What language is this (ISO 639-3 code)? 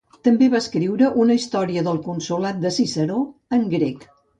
cat